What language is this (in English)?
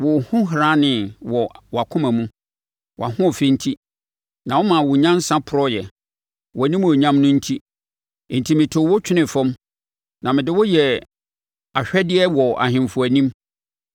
Akan